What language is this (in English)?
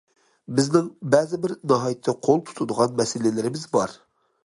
Uyghur